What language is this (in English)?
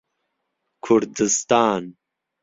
Central Kurdish